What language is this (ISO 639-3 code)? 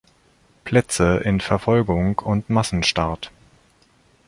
deu